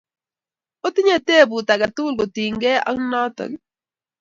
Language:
Kalenjin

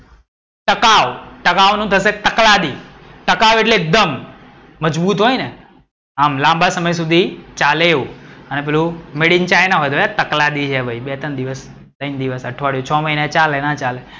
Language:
Gujarati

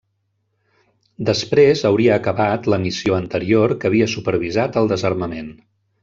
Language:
Catalan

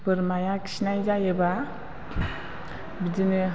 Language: Bodo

